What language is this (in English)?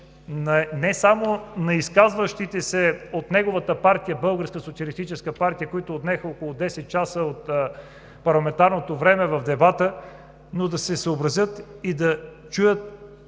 Bulgarian